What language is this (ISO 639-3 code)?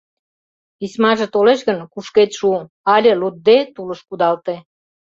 chm